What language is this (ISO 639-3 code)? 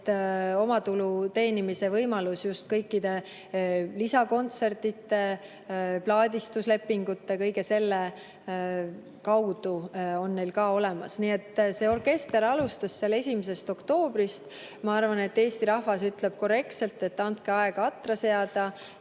est